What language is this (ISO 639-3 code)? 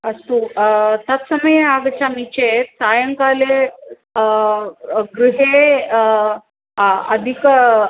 san